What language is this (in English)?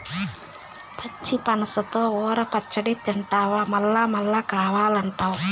Telugu